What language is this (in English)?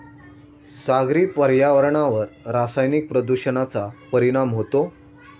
Marathi